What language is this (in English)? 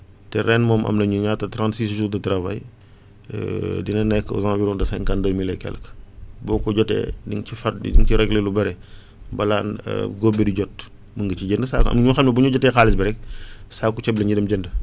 Wolof